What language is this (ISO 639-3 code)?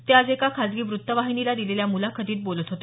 mar